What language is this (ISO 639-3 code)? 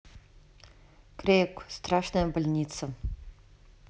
rus